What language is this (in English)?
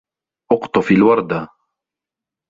Arabic